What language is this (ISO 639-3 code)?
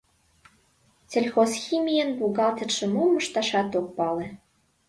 chm